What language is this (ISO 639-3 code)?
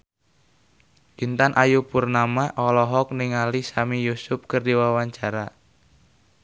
sun